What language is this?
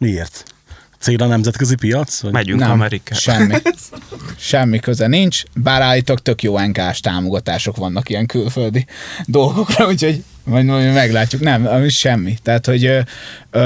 Hungarian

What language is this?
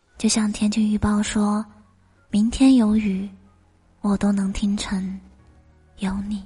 Chinese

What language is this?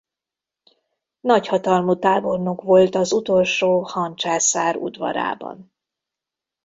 Hungarian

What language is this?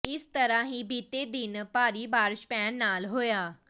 Punjabi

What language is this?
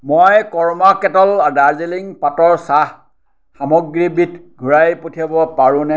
Assamese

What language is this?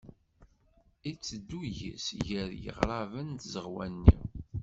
Kabyle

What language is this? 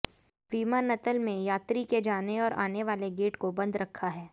Hindi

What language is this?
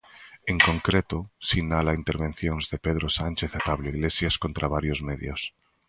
Galician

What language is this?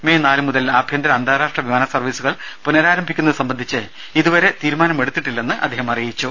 Malayalam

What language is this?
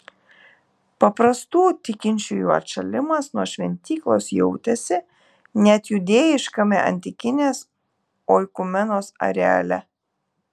Lithuanian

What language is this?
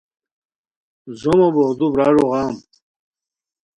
Khowar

